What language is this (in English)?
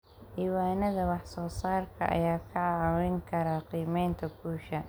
Somali